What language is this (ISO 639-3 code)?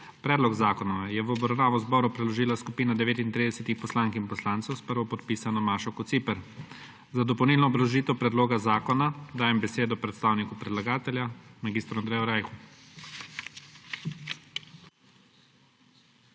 slv